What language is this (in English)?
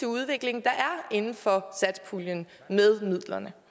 Danish